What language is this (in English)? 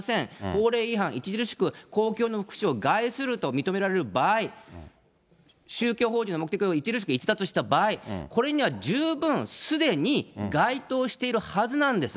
Japanese